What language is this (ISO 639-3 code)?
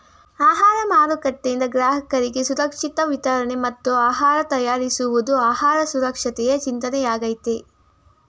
kan